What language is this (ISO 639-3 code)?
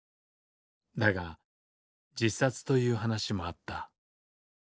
jpn